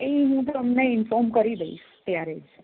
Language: Gujarati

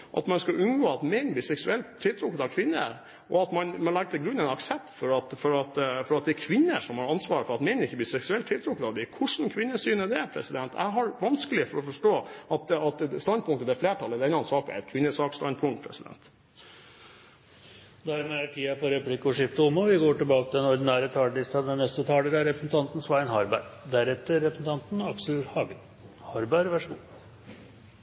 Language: Norwegian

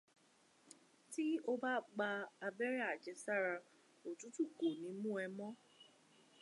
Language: Yoruba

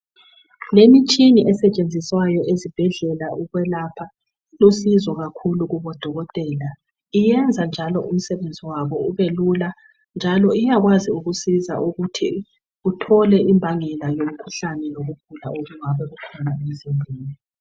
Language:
North Ndebele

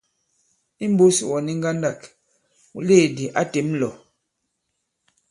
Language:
Bankon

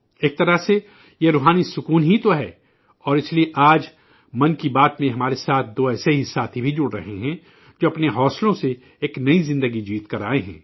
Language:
Urdu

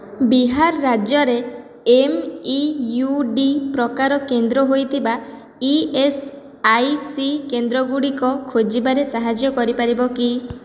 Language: Odia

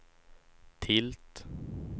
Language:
Swedish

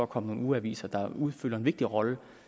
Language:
Danish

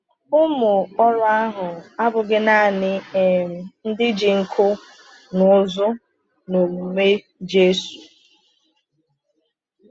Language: Igbo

